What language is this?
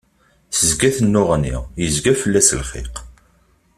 Kabyle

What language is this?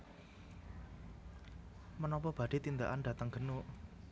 Javanese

